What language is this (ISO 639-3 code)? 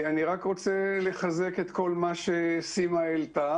heb